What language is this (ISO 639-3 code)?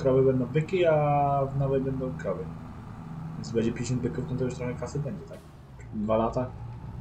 pol